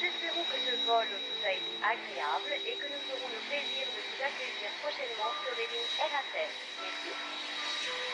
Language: French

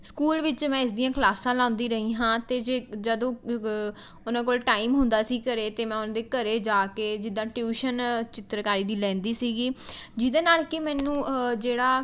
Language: Punjabi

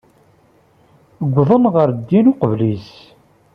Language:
Kabyle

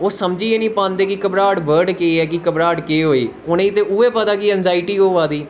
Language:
Dogri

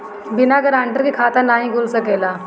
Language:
Bhojpuri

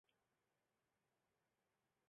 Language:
Chinese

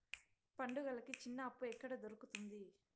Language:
Telugu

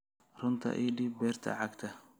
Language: Somali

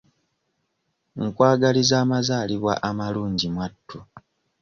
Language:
Ganda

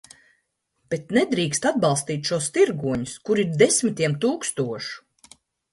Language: Latvian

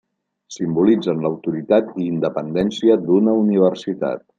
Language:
Catalan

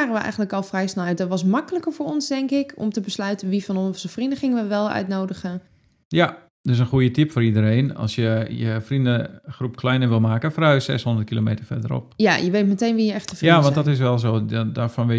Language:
Dutch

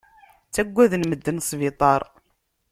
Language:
Kabyle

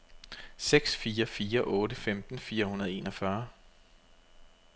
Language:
Danish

